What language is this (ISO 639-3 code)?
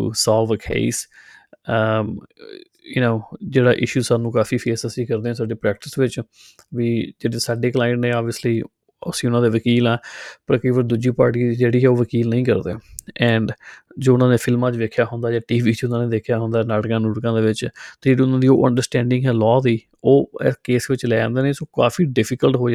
pan